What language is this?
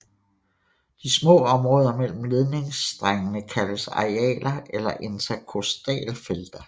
Danish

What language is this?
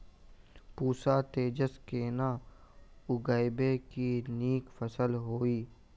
Maithili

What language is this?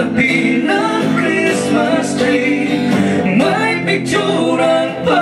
Filipino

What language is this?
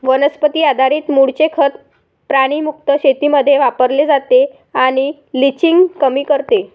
Marathi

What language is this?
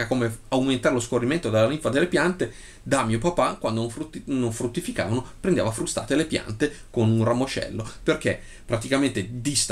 Italian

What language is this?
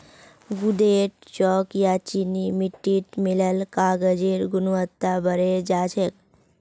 Magahi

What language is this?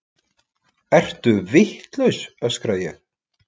Icelandic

